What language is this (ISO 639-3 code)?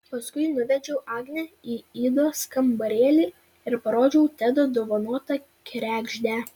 lit